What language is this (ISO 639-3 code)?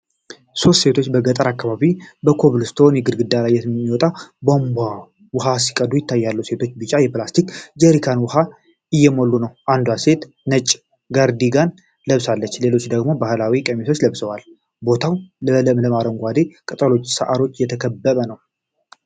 amh